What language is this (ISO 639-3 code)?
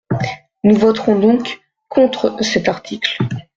fra